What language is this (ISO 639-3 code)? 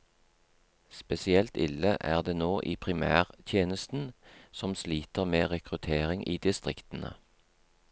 nor